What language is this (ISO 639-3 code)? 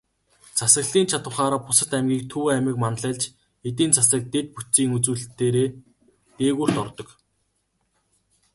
mon